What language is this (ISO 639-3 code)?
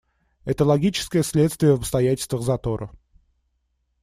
rus